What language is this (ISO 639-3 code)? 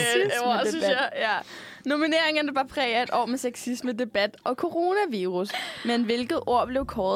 dan